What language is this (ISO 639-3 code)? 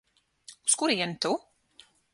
lav